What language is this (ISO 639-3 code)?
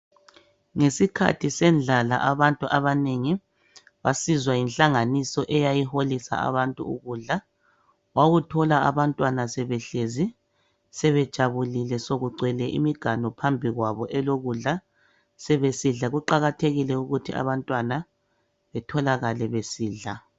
nde